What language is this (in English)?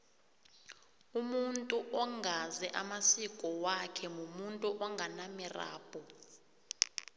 South Ndebele